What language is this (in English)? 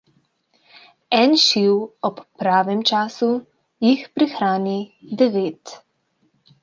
Slovenian